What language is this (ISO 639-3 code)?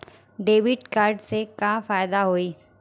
bho